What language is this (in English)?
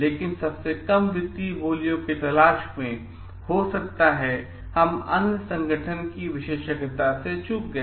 Hindi